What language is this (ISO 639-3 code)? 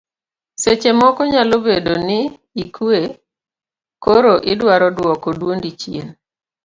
luo